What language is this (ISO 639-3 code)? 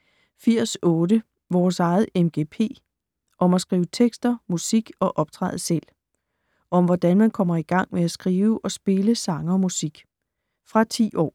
dan